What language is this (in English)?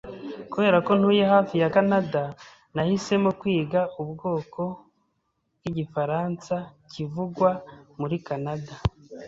Kinyarwanda